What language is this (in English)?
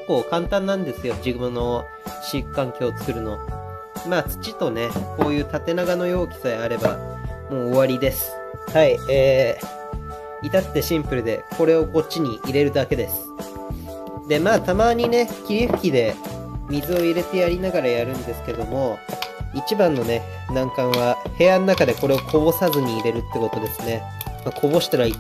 Japanese